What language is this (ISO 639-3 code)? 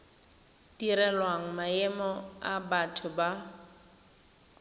tsn